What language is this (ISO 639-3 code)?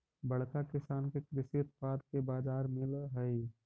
mag